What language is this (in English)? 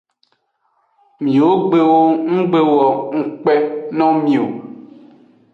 Aja (Benin)